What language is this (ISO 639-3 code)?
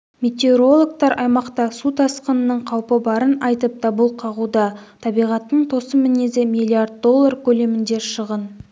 kaz